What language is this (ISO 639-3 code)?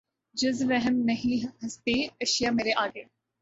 urd